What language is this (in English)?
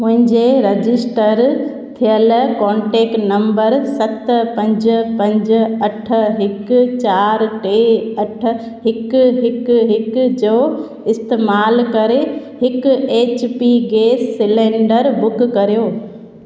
Sindhi